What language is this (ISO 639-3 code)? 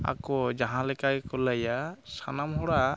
sat